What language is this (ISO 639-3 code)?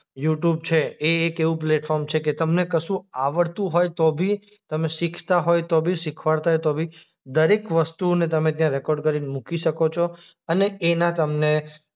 guj